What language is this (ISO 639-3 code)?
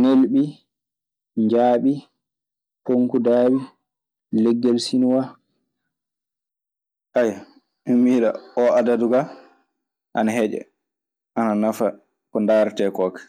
ffm